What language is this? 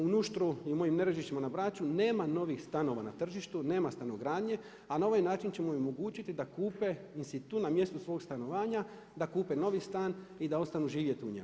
Croatian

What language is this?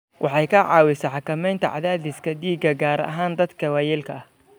Somali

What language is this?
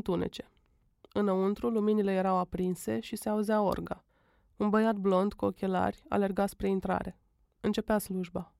Romanian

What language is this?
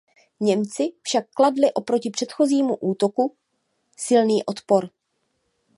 Czech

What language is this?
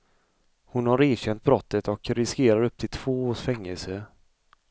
Swedish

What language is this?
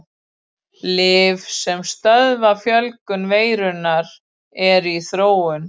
Icelandic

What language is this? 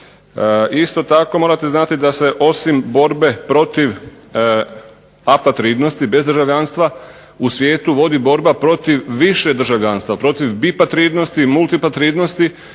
Croatian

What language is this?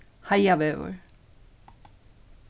Faroese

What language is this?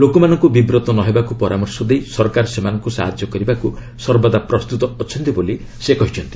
Odia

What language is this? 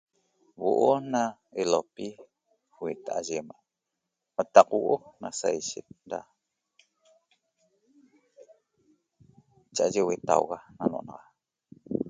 Toba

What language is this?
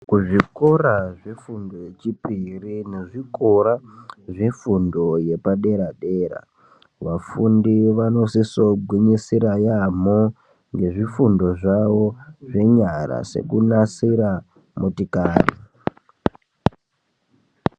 Ndau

